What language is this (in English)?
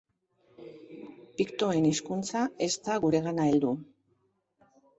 Basque